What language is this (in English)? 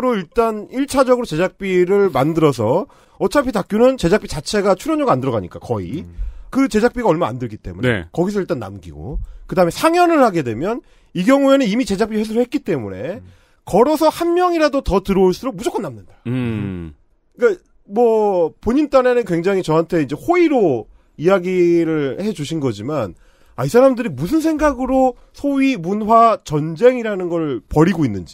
Korean